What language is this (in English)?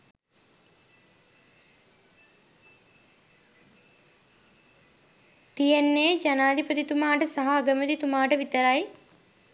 Sinhala